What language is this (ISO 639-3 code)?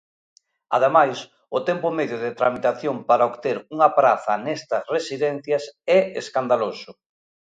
glg